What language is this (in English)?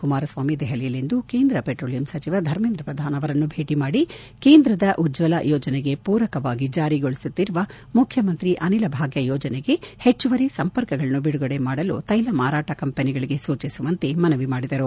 Kannada